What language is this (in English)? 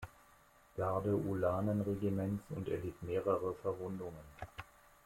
German